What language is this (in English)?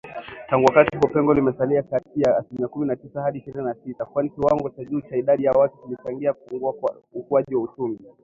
Swahili